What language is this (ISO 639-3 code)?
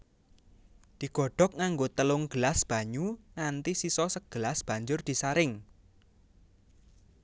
jav